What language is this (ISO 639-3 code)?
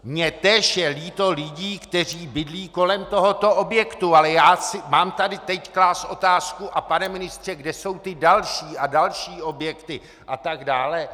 ces